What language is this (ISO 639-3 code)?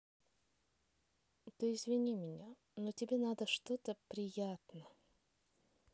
rus